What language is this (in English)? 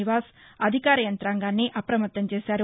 Telugu